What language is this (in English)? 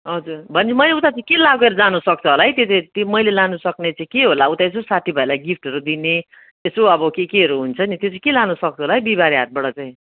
Nepali